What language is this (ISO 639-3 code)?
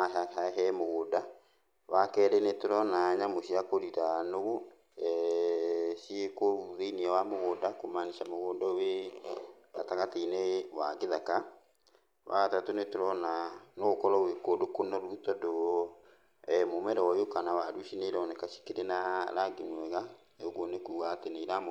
kik